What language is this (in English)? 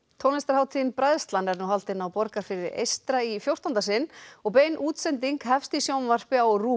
Icelandic